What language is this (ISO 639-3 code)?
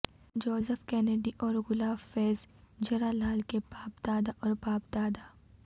urd